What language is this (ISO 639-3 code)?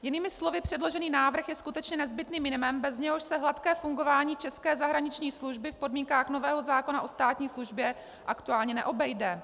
ces